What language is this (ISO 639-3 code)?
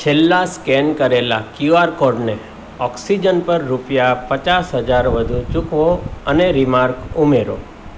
guj